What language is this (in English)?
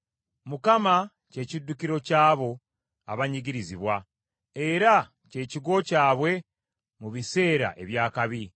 Ganda